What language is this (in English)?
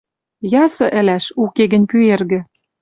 Western Mari